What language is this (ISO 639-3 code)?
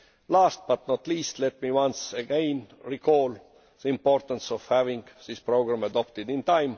eng